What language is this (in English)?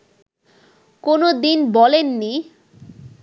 Bangla